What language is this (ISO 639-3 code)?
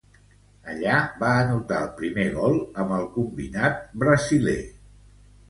cat